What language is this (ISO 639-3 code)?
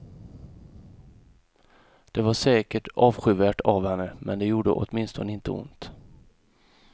swe